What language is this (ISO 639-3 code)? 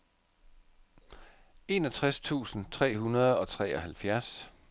dan